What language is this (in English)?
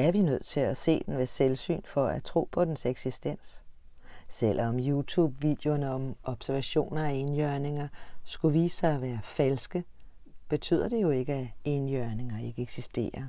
Danish